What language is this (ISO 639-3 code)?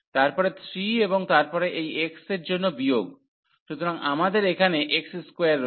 ben